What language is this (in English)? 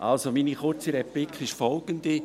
Swiss German